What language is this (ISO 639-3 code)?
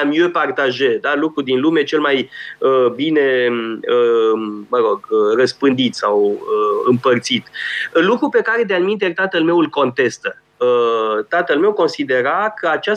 ron